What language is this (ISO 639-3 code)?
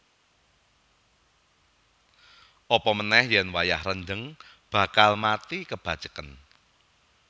jav